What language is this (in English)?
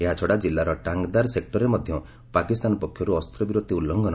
Odia